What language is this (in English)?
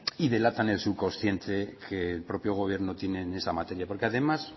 Spanish